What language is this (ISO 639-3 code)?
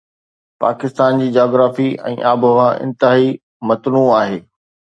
snd